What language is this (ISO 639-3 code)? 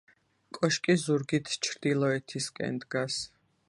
kat